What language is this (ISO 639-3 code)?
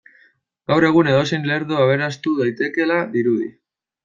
eus